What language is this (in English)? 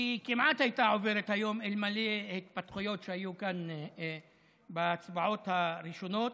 Hebrew